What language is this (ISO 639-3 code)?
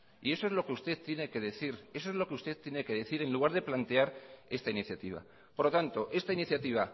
spa